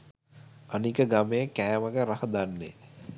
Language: Sinhala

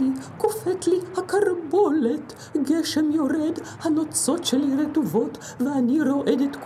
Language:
Hebrew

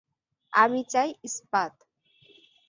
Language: Bangla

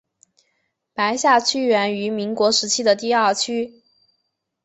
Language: Chinese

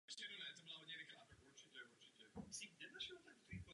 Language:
Czech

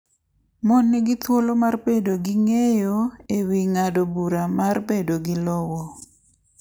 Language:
Luo (Kenya and Tanzania)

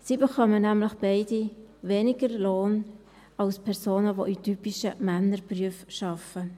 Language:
Swiss German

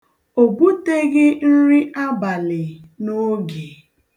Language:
Igbo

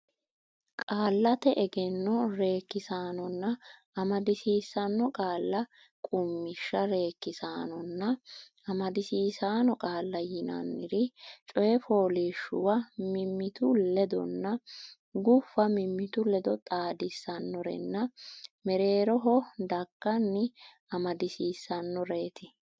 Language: Sidamo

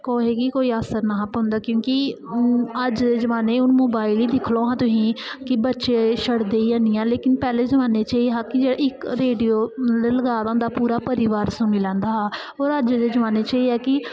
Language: Dogri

